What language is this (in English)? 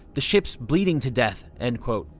English